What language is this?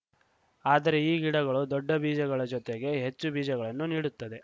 Kannada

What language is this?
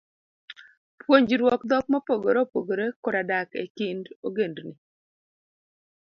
Luo (Kenya and Tanzania)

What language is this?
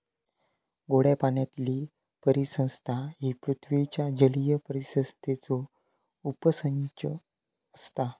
Marathi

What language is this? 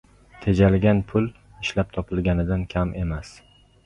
Uzbek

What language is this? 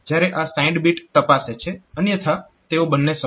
Gujarati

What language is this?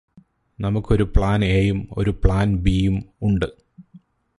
Malayalam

